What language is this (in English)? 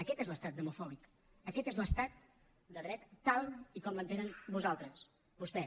Catalan